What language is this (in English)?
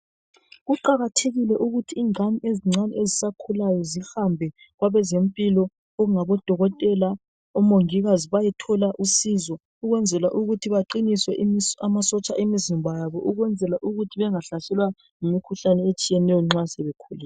North Ndebele